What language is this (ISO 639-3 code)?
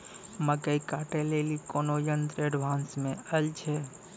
mai